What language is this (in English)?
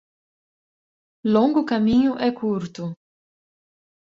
Portuguese